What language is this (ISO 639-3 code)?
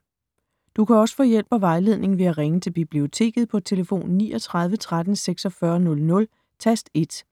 dan